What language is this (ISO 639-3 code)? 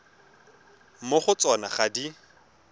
tsn